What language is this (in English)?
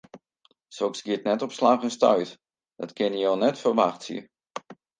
Western Frisian